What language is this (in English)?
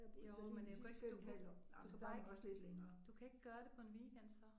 Danish